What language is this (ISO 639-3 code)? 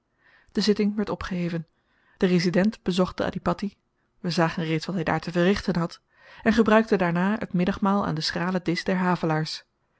nld